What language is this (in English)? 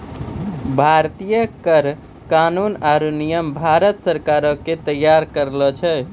Maithili